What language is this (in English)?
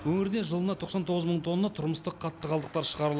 Kazakh